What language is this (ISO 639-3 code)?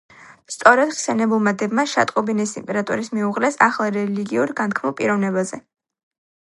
kat